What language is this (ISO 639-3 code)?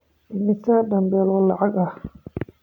som